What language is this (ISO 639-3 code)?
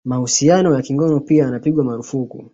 swa